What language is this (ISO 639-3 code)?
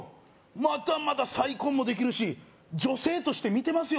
jpn